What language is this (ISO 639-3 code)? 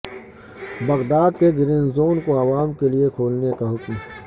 urd